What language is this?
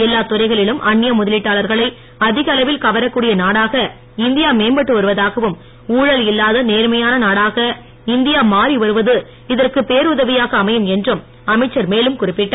Tamil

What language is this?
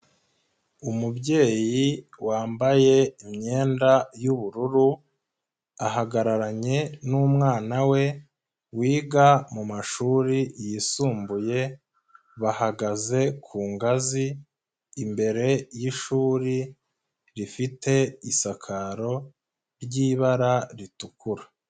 Kinyarwanda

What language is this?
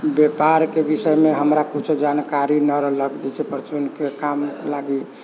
Maithili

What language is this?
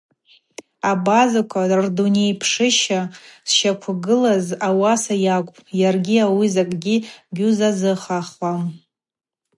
Abaza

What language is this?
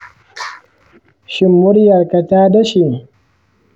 Hausa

